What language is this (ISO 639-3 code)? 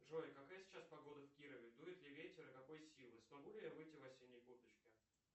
rus